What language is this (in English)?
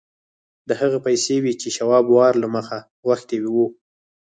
Pashto